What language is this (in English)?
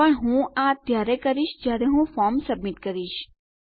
Gujarati